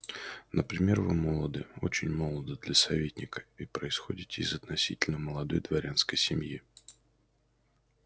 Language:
Russian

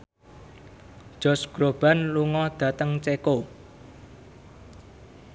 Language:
Javanese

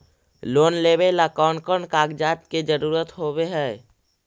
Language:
Magahi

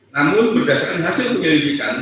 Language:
Indonesian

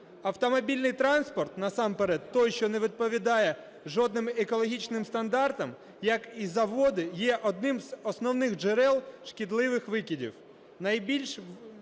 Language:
Ukrainian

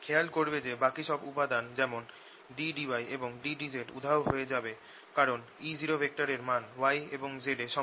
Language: Bangla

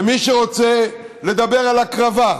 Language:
Hebrew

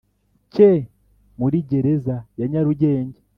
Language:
Kinyarwanda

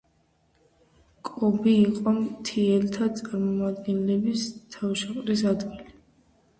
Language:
Georgian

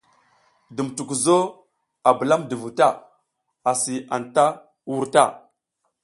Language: South Giziga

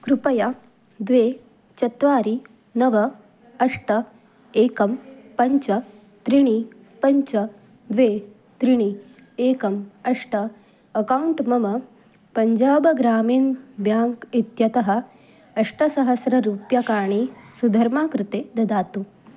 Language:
Sanskrit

